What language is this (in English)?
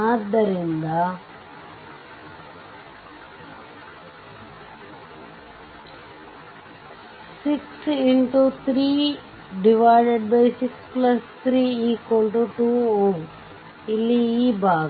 Kannada